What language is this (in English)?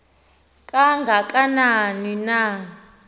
Xhosa